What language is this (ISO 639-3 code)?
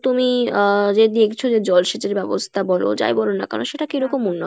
ben